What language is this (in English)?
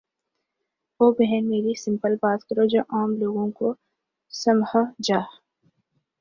Urdu